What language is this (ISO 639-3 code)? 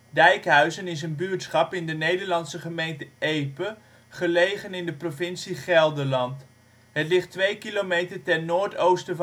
nld